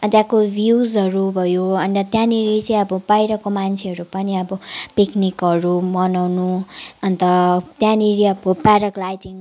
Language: Nepali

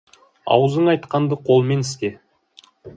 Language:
Kazakh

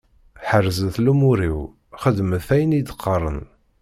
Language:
Kabyle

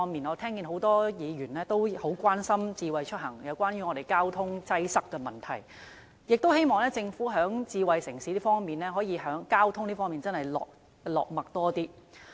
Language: Cantonese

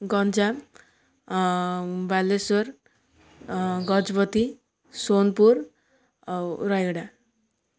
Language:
Odia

